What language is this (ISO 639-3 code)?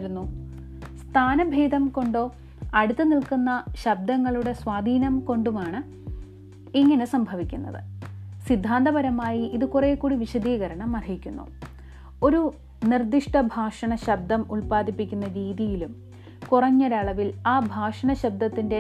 mal